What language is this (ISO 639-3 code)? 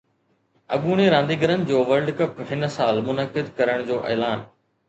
snd